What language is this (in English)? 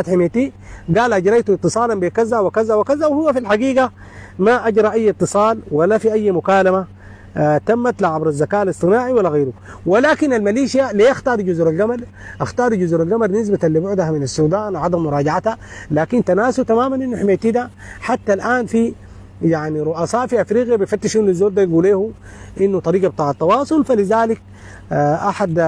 Arabic